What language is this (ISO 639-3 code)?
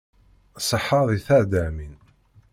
kab